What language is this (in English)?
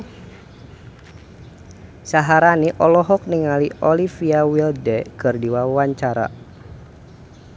Sundanese